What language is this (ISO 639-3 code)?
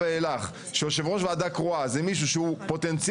heb